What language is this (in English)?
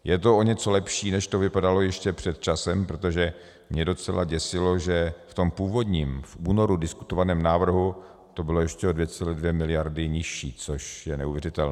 Czech